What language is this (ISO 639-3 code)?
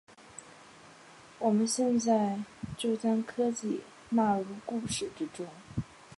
zho